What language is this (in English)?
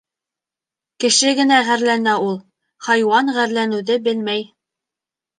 Bashkir